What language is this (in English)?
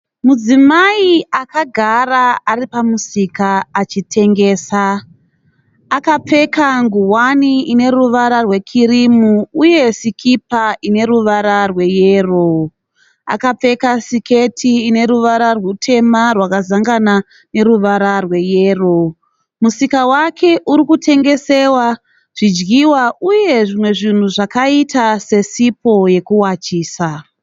Shona